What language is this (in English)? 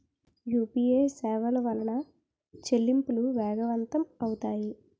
Telugu